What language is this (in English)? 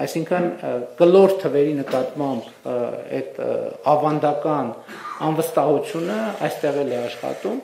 Romanian